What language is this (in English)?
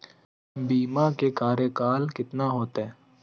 Magahi